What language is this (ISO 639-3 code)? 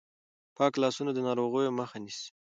pus